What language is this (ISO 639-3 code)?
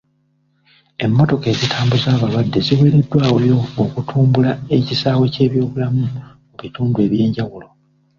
lug